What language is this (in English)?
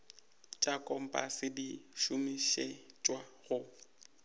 Northern Sotho